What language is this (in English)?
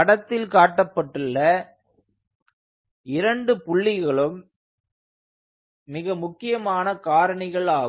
Tamil